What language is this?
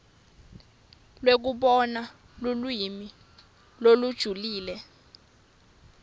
Swati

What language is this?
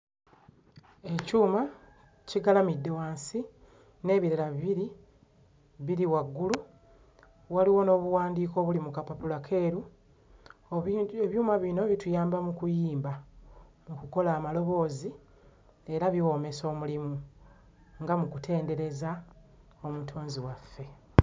Ganda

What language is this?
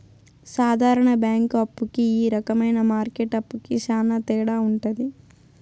Telugu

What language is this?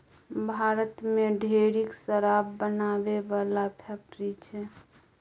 Maithili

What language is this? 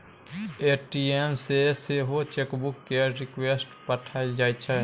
Maithili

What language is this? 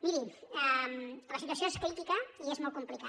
Catalan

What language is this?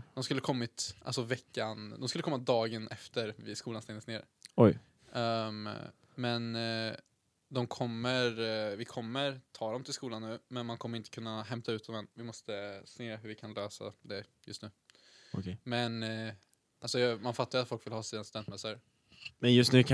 Swedish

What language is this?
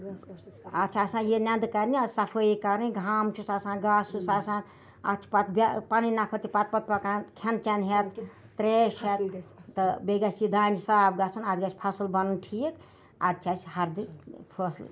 Kashmiri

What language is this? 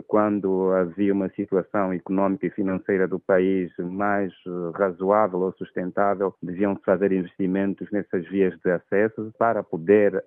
Portuguese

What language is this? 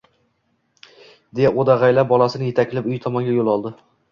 Uzbek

